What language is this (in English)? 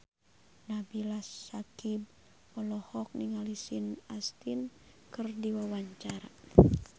Sundanese